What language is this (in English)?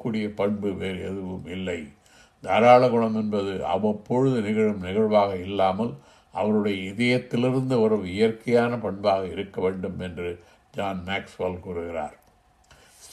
Tamil